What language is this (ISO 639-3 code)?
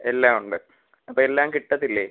mal